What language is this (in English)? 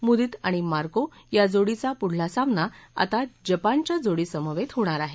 Marathi